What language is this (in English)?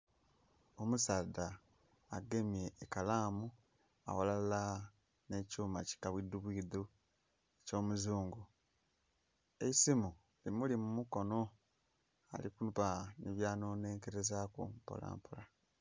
Soga